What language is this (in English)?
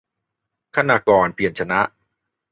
Thai